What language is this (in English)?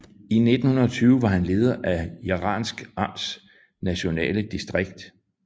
Danish